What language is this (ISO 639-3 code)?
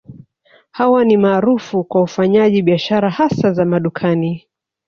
swa